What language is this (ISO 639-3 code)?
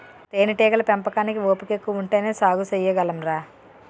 tel